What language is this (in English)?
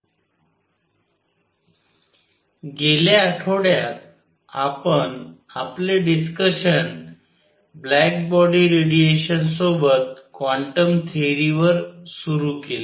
Marathi